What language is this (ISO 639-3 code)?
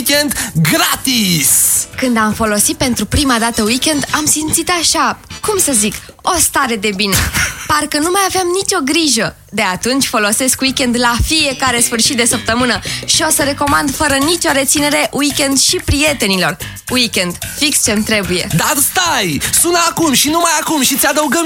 ron